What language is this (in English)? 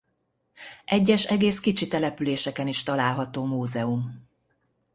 Hungarian